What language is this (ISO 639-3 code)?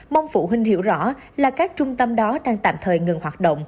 vie